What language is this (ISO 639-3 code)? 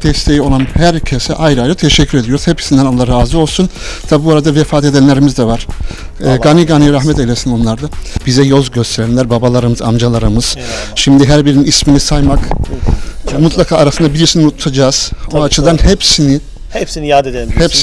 tur